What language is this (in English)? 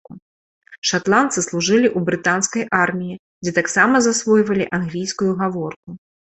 Belarusian